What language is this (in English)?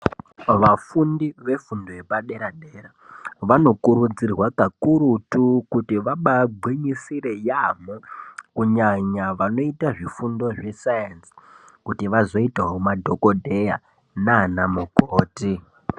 Ndau